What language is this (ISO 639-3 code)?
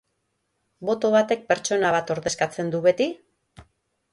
eus